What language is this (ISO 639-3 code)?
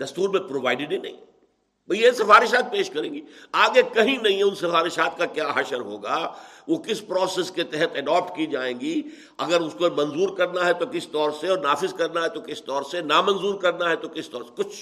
urd